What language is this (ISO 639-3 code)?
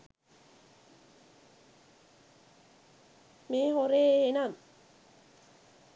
sin